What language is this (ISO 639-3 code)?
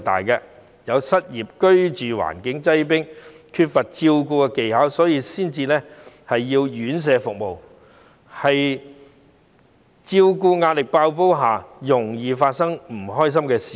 yue